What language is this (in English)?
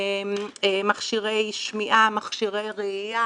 Hebrew